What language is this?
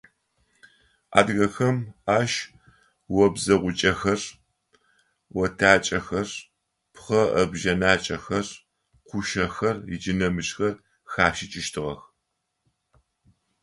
Adyghe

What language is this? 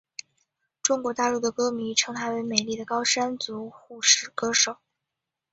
Chinese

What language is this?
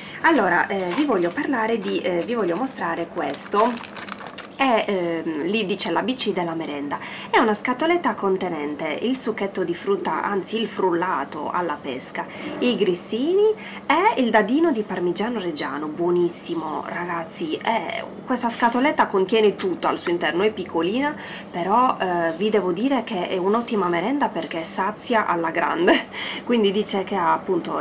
Italian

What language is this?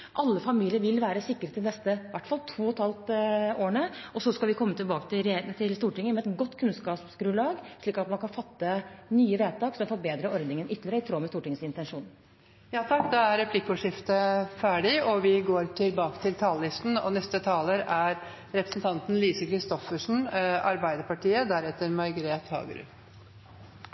Norwegian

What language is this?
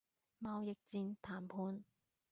Cantonese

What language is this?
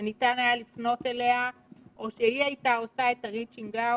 Hebrew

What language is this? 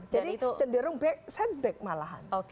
Indonesian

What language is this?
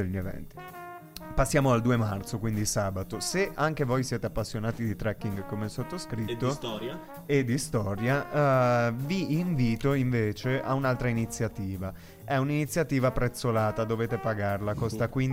Italian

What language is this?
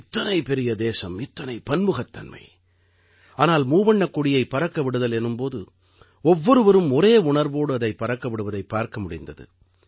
Tamil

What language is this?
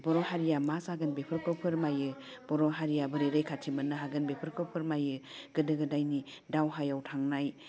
Bodo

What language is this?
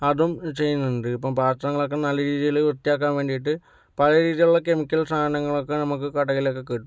Malayalam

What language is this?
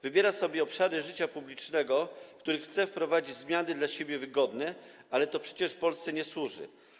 Polish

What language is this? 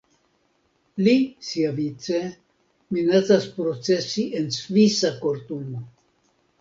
Esperanto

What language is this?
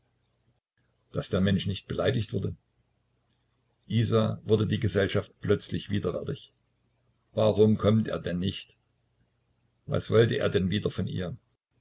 German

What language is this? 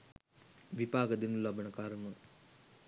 Sinhala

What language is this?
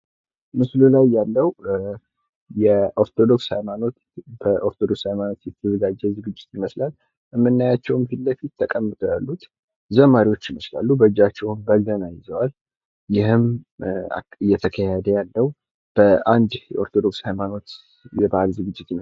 Amharic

